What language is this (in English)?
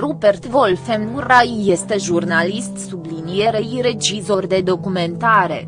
Romanian